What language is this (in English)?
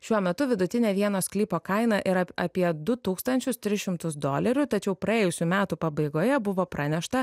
Lithuanian